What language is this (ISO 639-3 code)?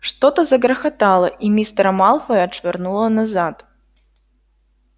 rus